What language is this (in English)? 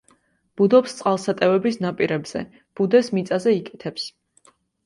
Georgian